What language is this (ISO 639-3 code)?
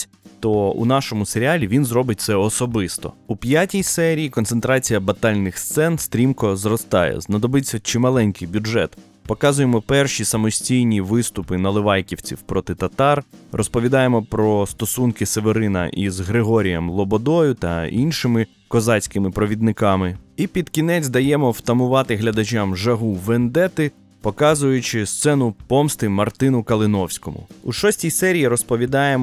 ukr